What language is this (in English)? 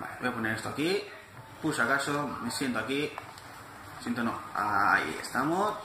Spanish